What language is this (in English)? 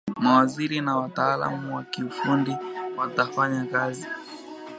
Swahili